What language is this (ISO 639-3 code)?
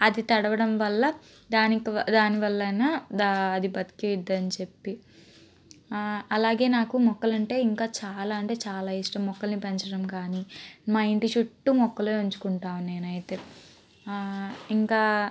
tel